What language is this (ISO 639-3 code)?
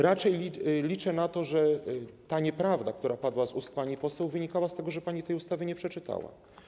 pol